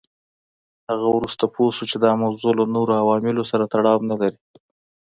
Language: Pashto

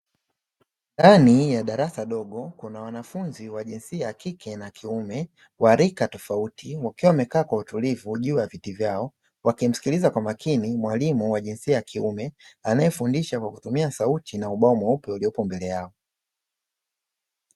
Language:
Swahili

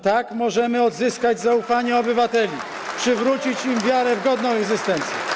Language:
Polish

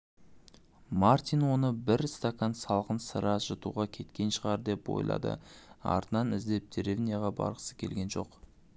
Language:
Kazakh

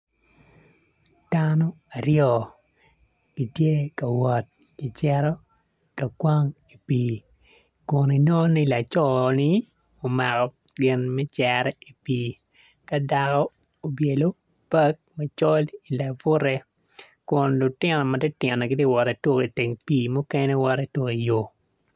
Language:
Acoli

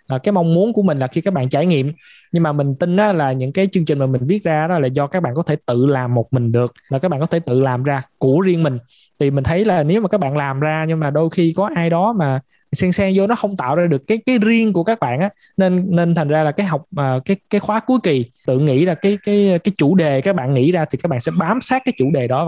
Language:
Vietnamese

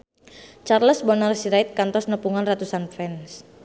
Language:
Sundanese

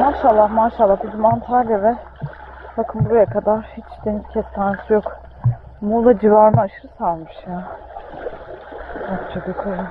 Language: Turkish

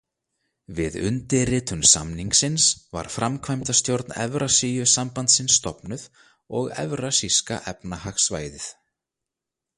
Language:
Icelandic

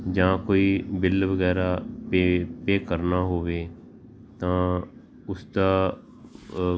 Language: Punjabi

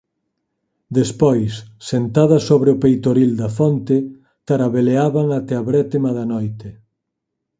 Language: Galician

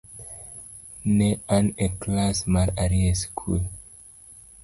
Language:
Luo (Kenya and Tanzania)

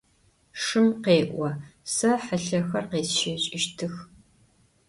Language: Adyghe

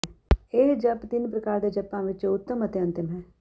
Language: Punjabi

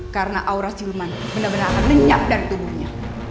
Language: Indonesian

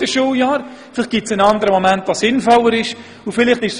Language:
Swiss German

